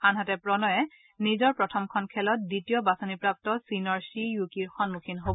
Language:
Assamese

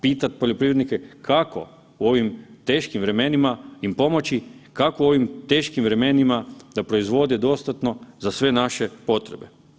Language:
Croatian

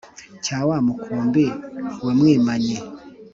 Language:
Kinyarwanda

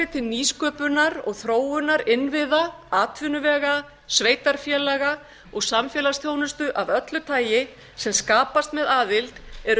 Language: Icelandic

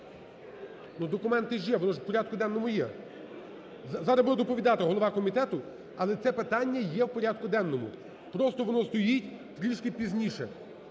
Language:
Ukrainian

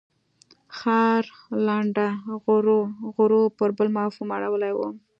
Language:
Pashto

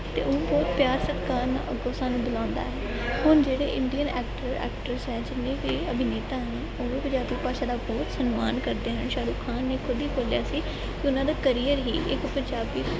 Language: Punjabi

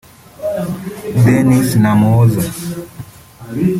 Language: Kinyarwanda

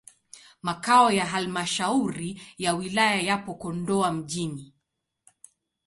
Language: Swahili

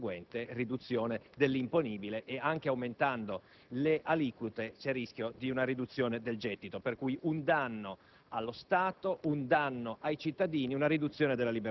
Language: Italian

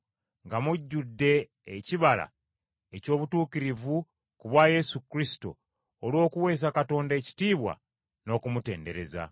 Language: Ganda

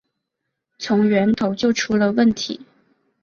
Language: Chinese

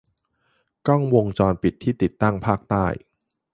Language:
Thai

